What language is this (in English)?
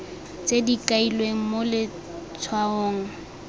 Tswana